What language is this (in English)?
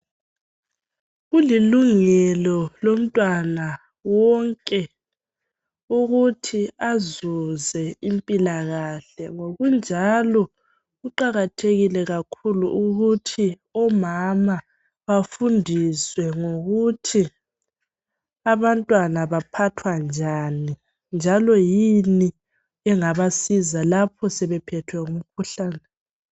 North Ndebele